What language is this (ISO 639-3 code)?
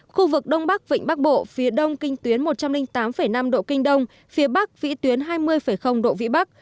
vie